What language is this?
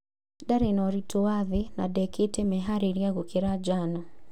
Kikuyu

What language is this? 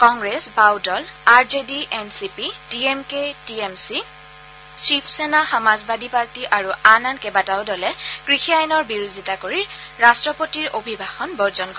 Assamese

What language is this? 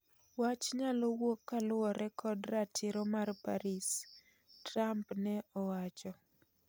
Luo (Kenya and Tanzania)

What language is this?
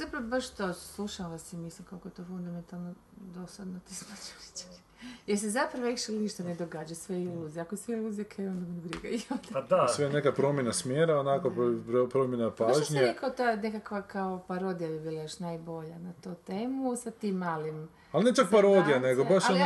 Croatian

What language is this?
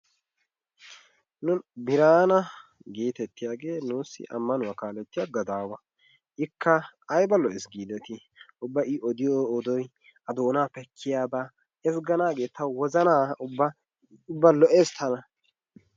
Wolaytta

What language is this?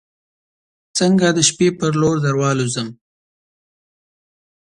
Pashto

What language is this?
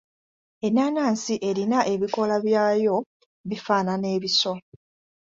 Ganda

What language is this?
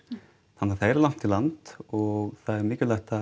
Icelandic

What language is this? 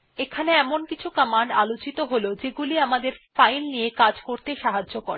Bangla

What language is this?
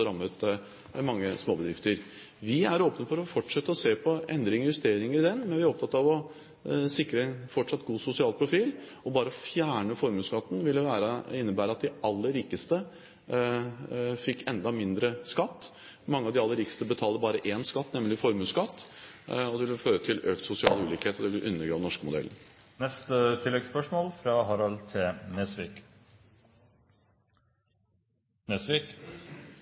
Norwegian Bokmål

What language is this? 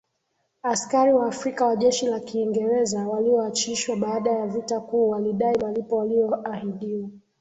Swahili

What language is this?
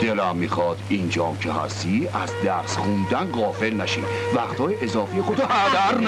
Persian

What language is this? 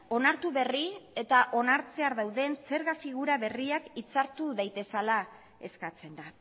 Basque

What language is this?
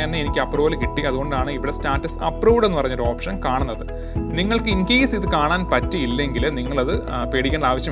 Malayalam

